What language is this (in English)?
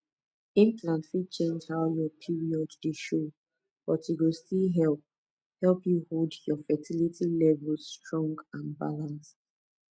Nigerian Pidgin